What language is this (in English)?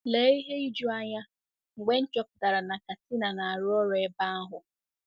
Igbo